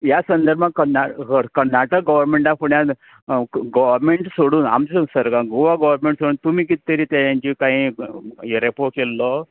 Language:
Konkani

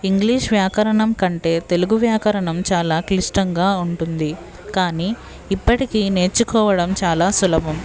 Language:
Telugu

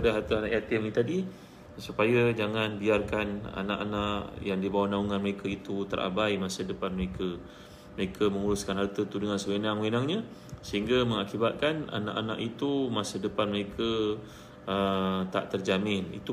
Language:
Malay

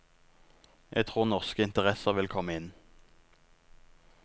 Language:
Norwegian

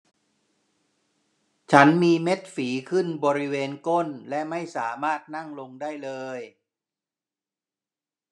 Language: Thai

